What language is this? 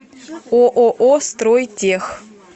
Russian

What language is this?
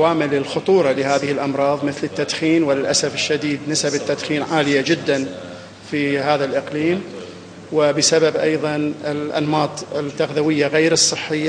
Arabic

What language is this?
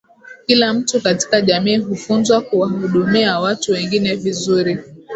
Swahili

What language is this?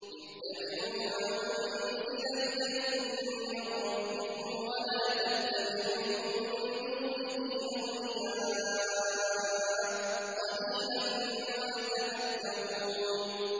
Arabic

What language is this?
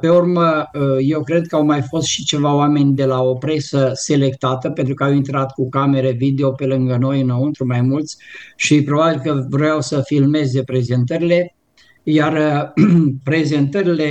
Romanian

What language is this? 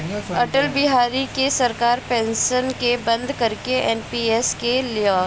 Bhojpuri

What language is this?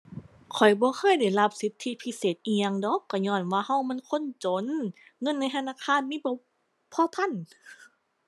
Thai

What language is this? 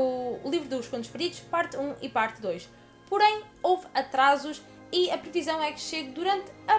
Portuguese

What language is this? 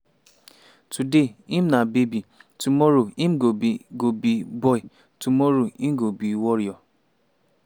Nigerian Pidgin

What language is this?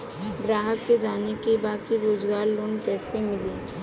Bhojpuri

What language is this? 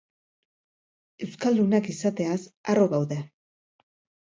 Basque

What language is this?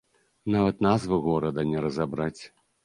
Belarusian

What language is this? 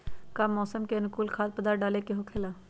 Magahi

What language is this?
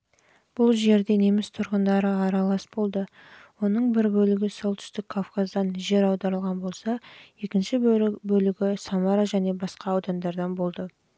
Kazakh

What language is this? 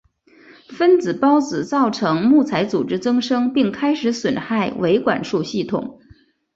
Chinese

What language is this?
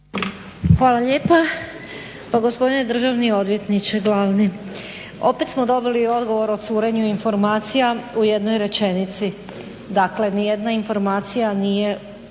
Croatian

